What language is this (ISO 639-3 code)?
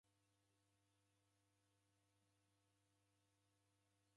dav